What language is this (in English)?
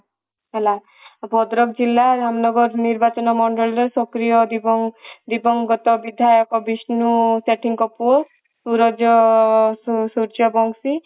Odia